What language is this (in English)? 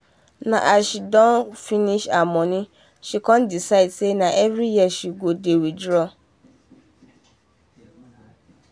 Nigerian Pidgin